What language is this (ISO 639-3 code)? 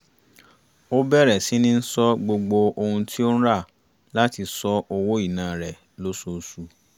yor